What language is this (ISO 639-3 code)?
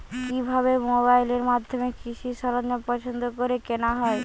ben